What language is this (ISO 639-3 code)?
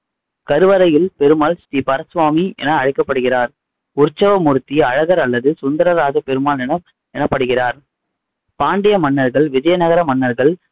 tam